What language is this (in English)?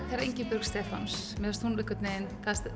Icelandic